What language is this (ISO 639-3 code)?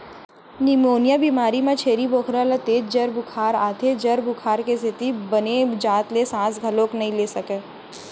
hne